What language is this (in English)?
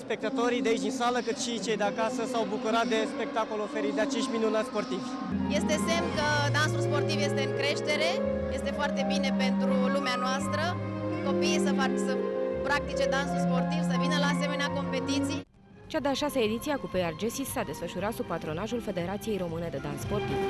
Romanian